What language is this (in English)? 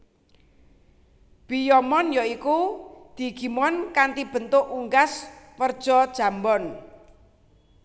Javanese